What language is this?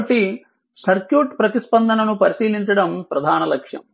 Telugu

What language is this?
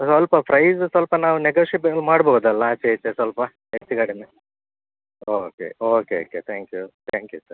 Kannada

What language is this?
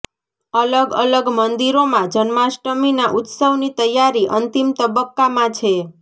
Gujarati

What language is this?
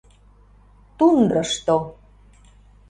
Mari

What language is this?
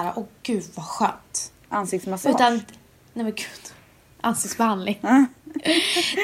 Swedish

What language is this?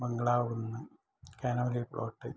Malayalam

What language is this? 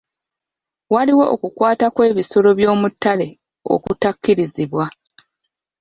Ganda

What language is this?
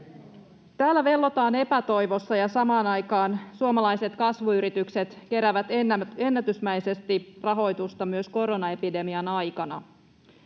Finnish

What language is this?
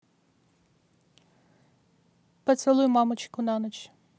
Russian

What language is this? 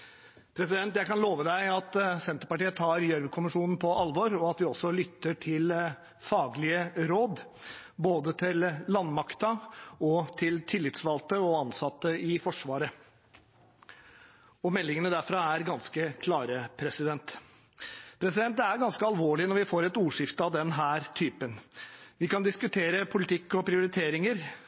Norwegian Bokmål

